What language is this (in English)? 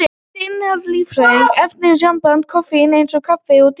Icelandic